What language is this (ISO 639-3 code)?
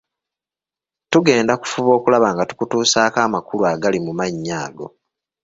lug